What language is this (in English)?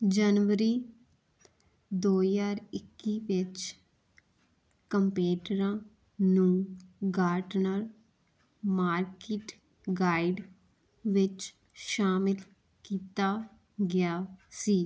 Punjabi